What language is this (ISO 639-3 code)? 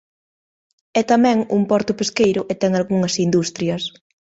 glg